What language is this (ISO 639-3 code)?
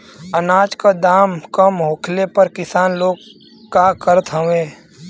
bho